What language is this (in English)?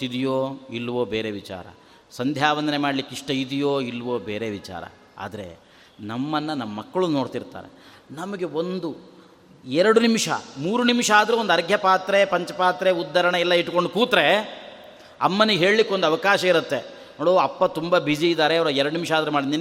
Kannada